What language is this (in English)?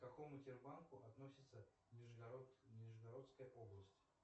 Russian